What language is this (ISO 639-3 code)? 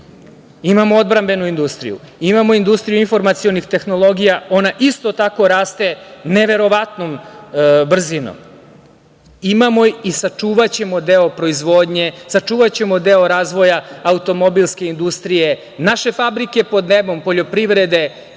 srp